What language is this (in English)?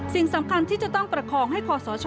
Thai